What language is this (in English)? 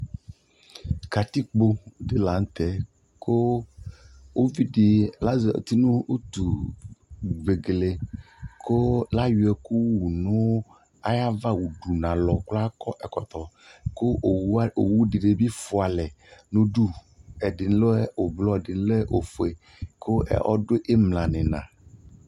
Ikposo